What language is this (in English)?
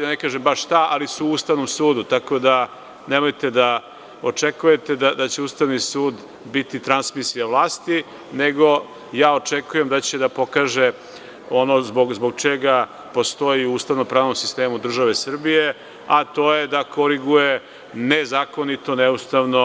Serbian